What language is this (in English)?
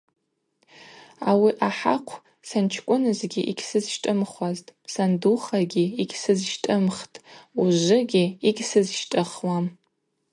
Abaza